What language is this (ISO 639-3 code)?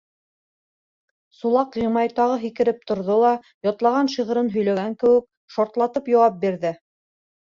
bak